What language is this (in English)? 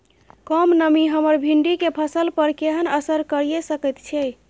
Maithili